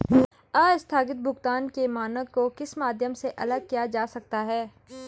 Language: Hindi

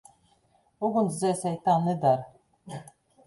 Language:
Latvian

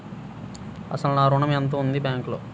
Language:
Telugu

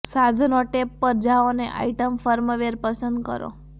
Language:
Gujarati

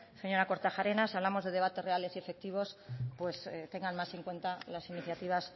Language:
Spanish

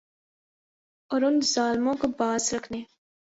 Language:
Urdu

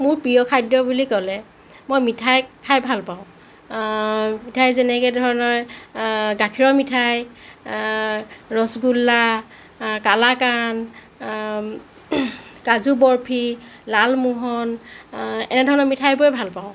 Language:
Assamese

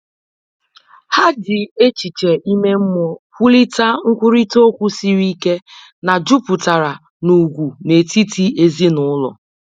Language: Igbo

